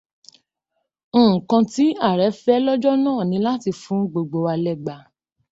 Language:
Yoruba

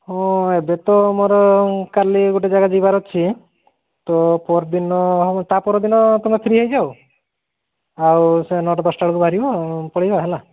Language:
Odia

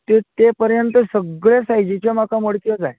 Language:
Konkani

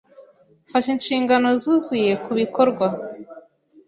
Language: Kinyarwanda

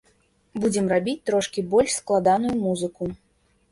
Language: Belarusian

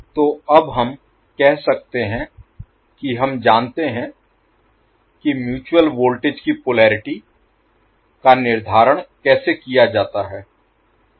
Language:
Hindi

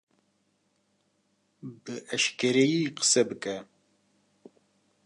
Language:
Kurdish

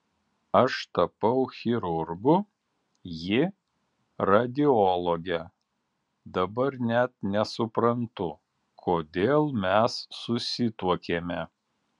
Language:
Lithuanian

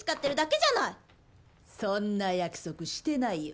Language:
Japanese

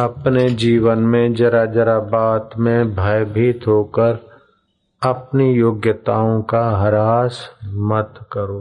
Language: Hindi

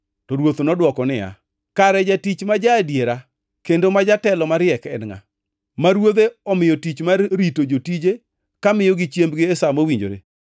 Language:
Luo (Kenya and Tanzania)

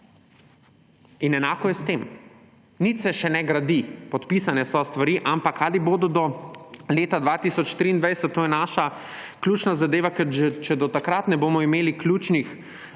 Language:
Slovenian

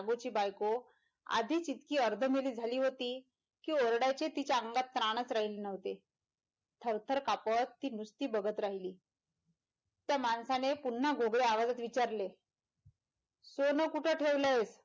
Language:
Marathi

